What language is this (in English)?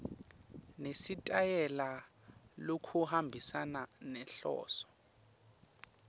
Swati